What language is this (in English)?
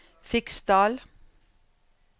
Norwegian